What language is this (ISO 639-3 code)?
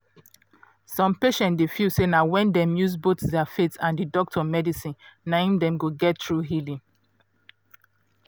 pcm